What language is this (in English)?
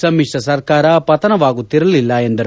Kannada